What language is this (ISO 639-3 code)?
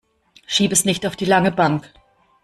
deu